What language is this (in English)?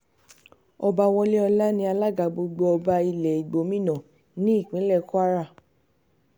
Yoruba